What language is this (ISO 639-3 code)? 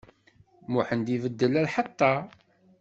kab